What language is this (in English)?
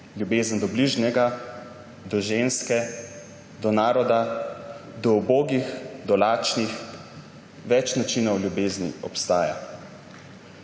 Slovenian